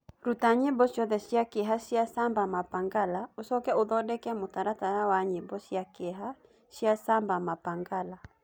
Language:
Kikuyu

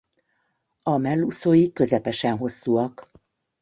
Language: Hungarian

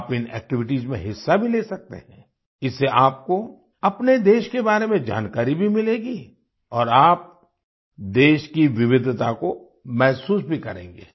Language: Hindi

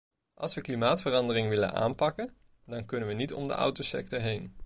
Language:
Dutch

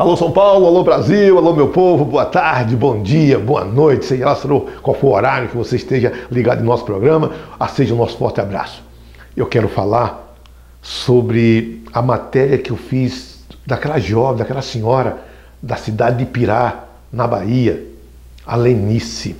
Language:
Portuguese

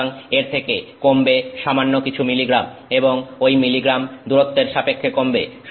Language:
Bangla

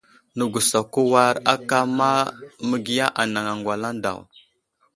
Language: Wuzlam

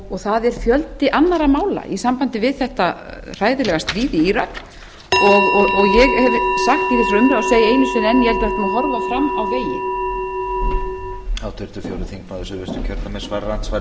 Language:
Icelandic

